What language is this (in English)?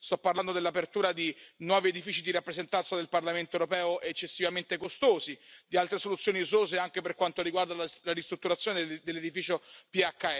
Italian